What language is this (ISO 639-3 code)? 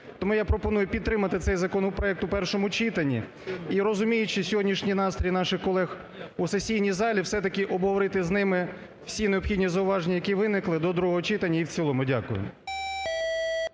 ukr